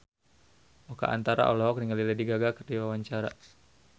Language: Sundanese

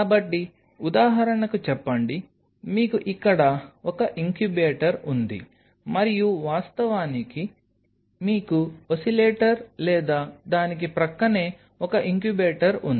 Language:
Telugu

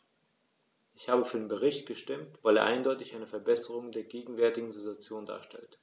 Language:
German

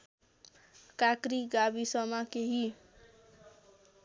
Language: Nepali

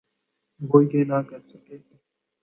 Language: Urdu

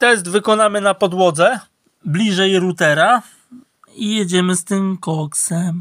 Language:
Polish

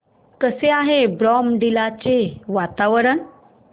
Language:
Marathi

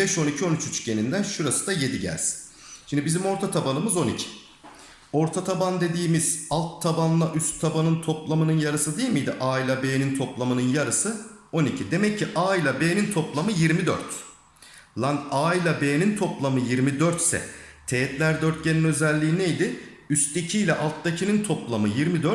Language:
Turkish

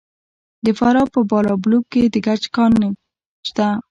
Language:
Pashto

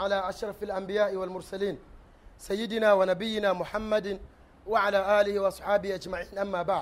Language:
Swahili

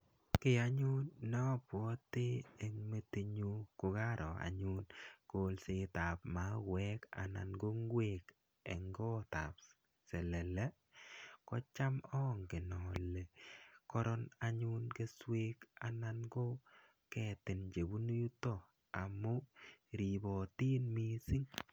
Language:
Kalenjin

